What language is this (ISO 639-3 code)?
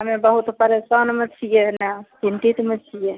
mai